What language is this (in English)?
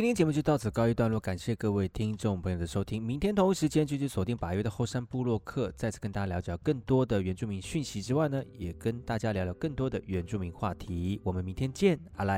Chinese